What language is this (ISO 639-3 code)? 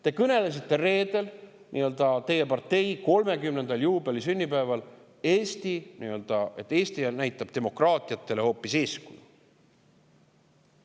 est